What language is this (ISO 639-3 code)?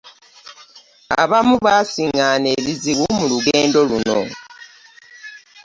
lug